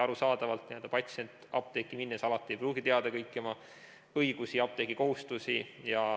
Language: Estonian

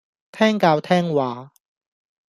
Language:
Cantonese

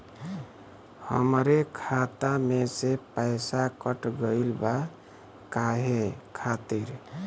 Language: Bhojpuri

